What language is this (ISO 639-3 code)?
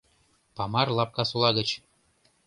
chm